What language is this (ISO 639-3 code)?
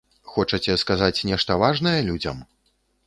bel